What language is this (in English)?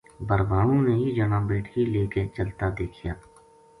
Gujari